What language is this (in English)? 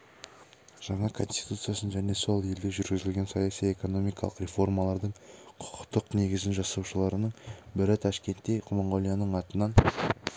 Kazakh